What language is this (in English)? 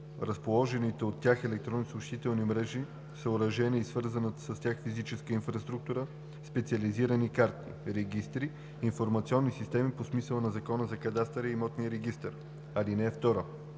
Bulgarian